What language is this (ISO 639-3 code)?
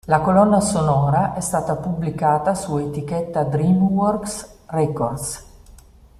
ita